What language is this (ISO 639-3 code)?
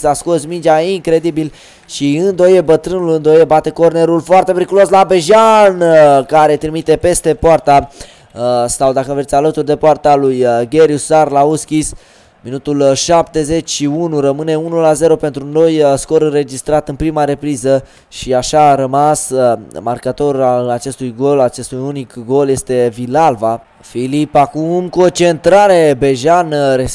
ron